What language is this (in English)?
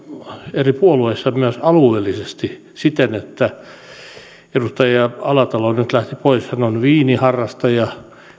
Finnish